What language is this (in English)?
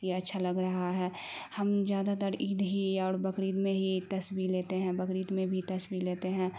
Urdu